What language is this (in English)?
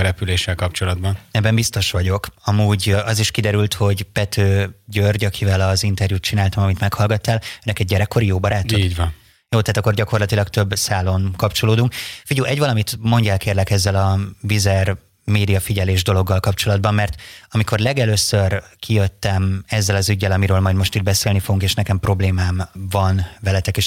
Hungarian